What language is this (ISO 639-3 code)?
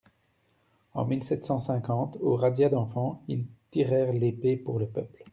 fra